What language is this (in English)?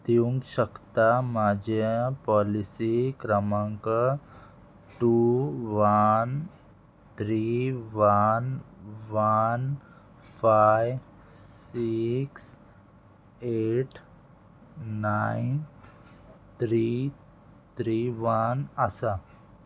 Konkani